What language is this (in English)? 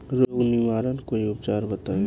Bhojpuri